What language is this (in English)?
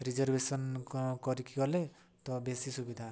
Odia